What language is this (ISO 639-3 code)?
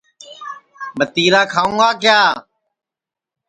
ssi